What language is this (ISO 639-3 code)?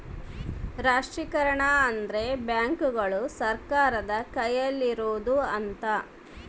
kan